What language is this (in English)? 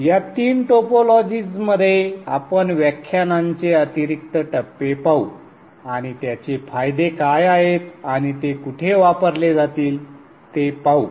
Marathi